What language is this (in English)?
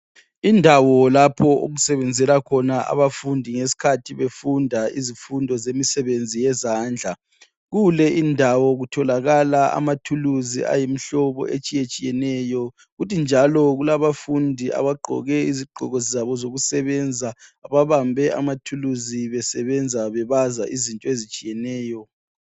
North Ndebele